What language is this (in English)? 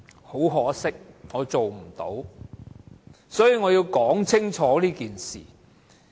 Cantonese